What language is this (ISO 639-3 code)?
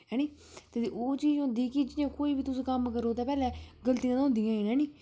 doi